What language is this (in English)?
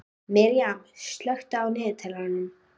Icelandic